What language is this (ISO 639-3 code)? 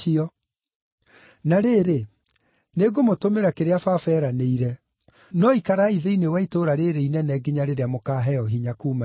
kik